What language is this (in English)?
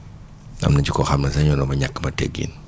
Wolof